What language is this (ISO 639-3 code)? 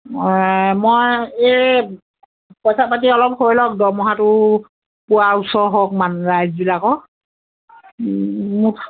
asm